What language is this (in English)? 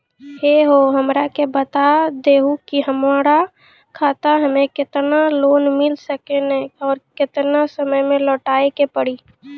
Maithili